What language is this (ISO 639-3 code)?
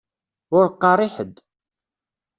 kab